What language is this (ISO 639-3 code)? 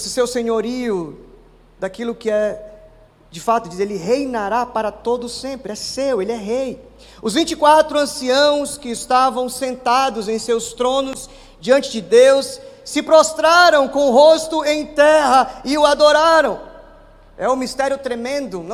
por